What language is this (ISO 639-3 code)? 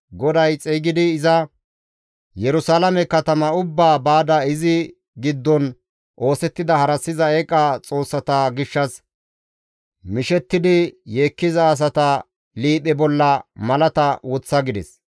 gmv